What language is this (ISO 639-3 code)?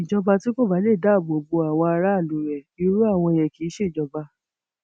yor